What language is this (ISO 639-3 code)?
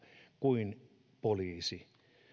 fin